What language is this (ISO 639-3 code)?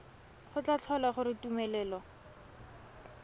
tsn